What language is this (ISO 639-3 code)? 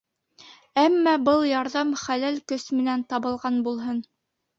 bak